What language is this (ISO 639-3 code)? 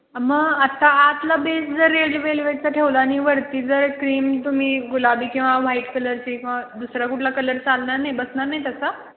mar